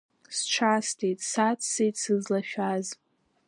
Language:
Abkhazian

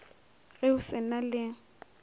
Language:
Northern Sotho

